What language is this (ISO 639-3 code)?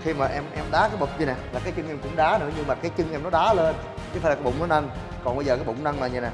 vie